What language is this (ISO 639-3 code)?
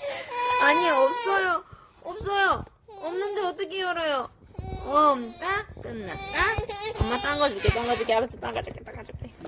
kor